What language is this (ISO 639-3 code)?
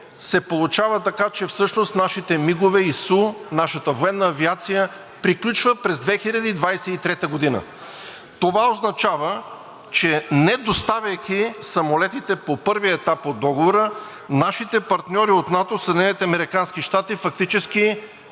bul